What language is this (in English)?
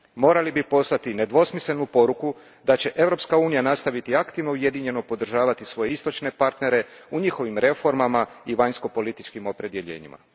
Croatian